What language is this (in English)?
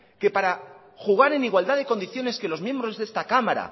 Spanish